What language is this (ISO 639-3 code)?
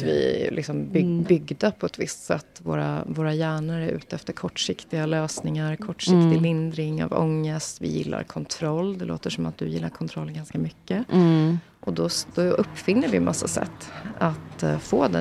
swe